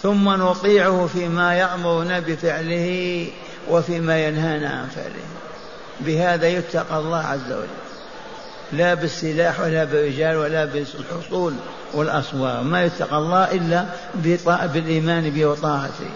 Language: Arabic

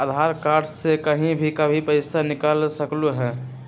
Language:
Magahi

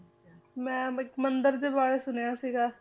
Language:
Punjabi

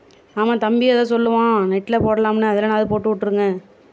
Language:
Tamil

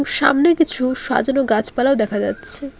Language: Bangla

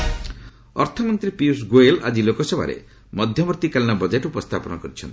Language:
Odia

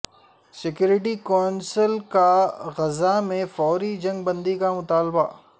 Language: Urdu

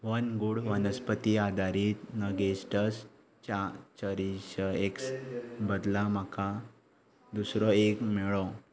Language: Konkani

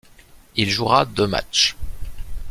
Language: French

